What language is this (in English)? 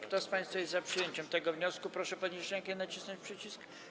Polish